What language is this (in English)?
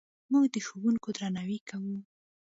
Pashto